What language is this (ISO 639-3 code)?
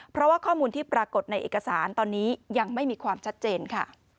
tha